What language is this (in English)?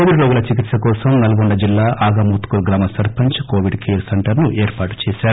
Telugu